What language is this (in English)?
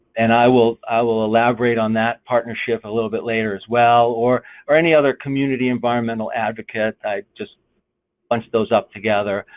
English